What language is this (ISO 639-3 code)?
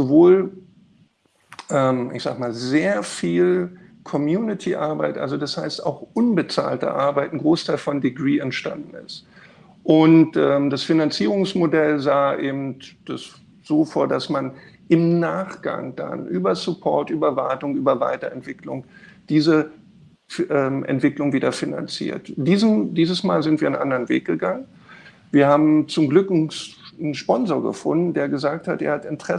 deu